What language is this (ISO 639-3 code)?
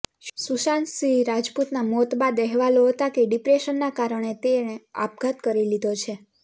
guj